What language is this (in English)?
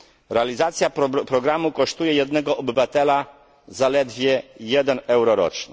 Polish